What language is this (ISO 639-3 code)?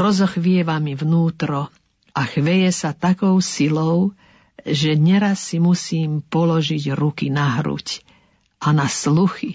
slk